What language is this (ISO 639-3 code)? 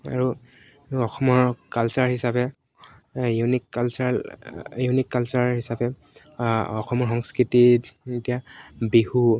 asm